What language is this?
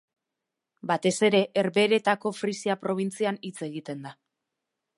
Basque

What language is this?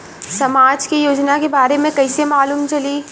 Bhojpuri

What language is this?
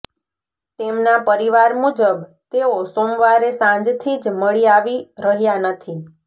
Gujarati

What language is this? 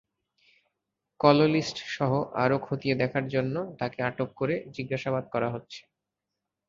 Bangla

